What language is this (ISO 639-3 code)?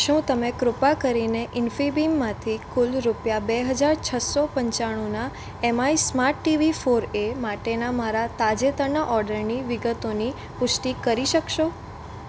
guj